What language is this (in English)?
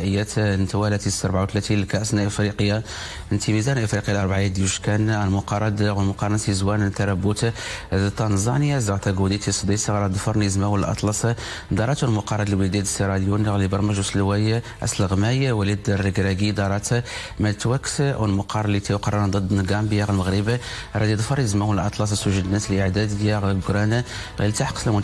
Arabic